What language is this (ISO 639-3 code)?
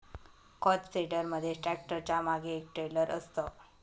mar